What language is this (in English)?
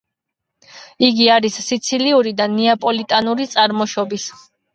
Georgian